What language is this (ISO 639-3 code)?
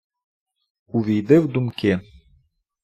ukr